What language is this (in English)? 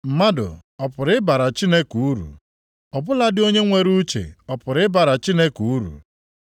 Igbo